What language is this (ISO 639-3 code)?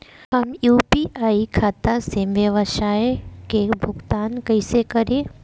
bho